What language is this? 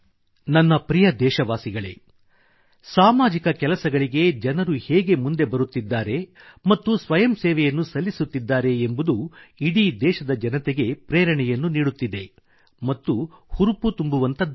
Kannada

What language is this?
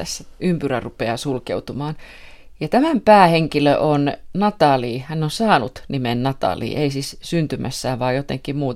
Finnish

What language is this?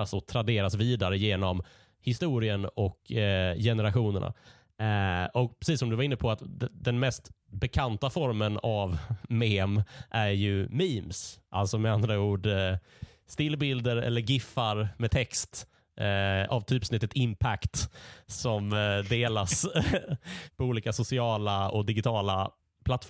Swedish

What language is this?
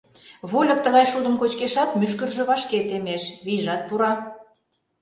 Mari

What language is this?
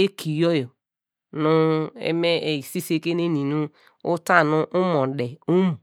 Degema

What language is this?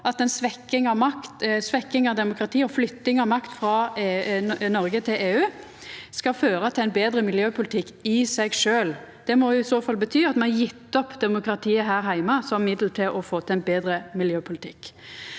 Norwegian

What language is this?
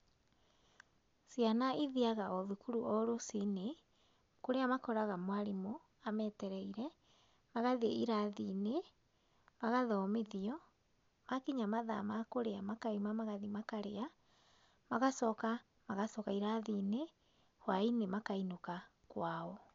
Kikuyu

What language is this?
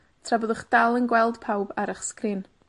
Welsh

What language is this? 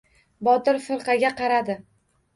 Uzbek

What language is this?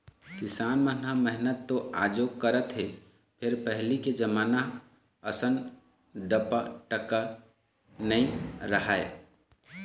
Chhattisgarhi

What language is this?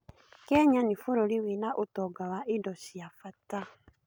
Kikuyu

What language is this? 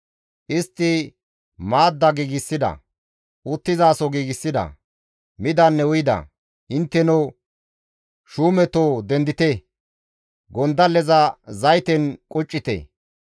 Gamo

